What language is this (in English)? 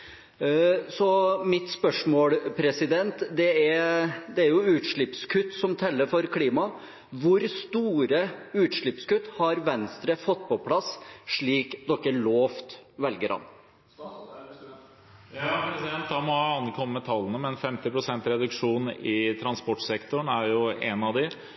Norwegian Bokmål